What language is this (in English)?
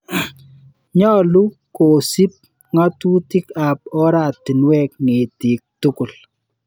Kalenjin